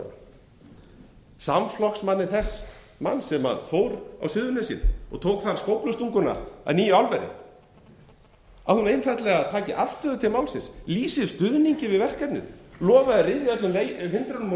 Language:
Icelandic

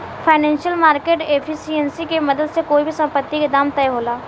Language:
Bhojpuri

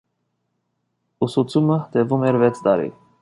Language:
Armenian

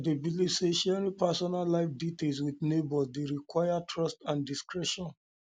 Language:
Nigerian Pidgin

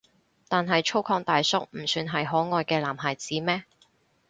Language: Cantonese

